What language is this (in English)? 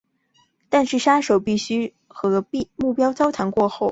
Chinese